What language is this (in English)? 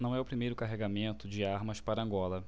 Portuguese